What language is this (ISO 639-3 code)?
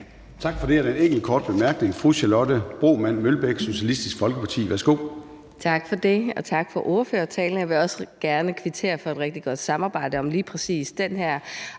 dan